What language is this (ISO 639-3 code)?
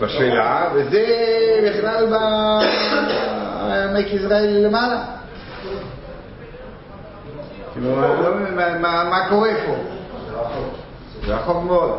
heb